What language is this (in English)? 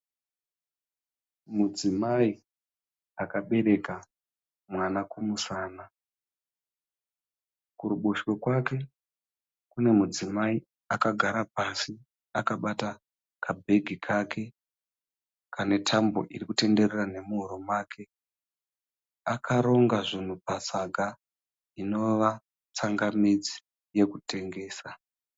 Shona